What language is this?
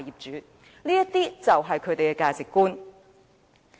Cantonese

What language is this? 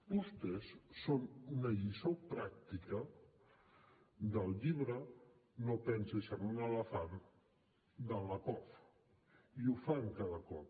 Catalan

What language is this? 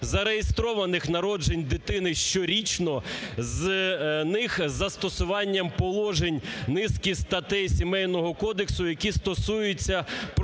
Ukrainian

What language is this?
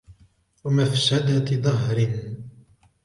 Arabic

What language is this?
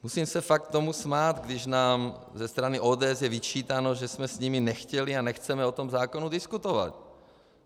Czech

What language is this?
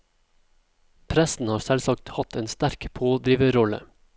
Norwegian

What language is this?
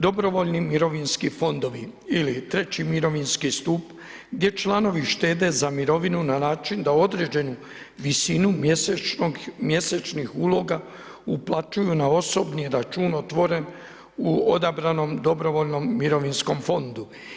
Croatian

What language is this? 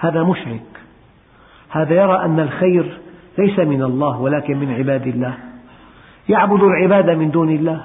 Arabic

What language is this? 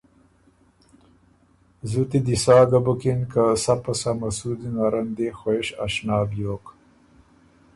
Ormuri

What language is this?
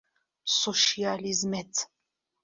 Central Kurdish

